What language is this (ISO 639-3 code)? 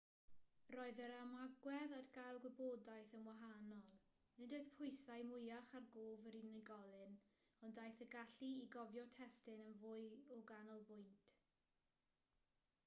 cym